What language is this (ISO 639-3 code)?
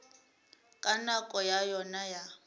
nso